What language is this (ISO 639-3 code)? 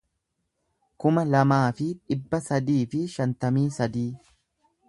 orm